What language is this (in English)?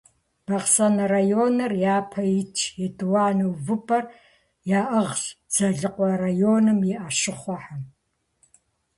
Kabardian